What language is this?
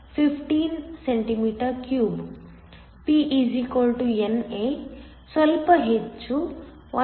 Kannada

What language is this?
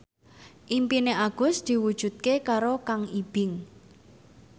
Javanese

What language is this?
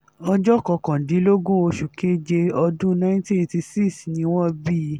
Yoruba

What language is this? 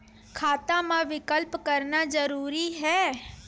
Chhattisgarhi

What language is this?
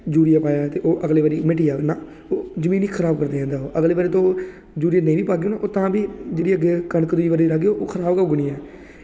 Dogri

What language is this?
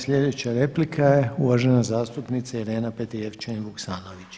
Croatian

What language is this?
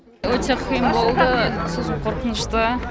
Kazakh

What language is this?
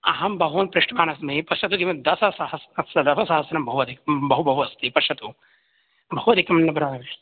Sanskrit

